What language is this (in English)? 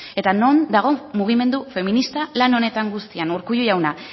Basque